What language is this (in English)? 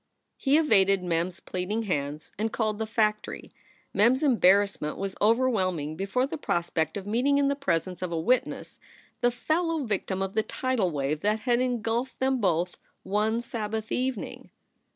English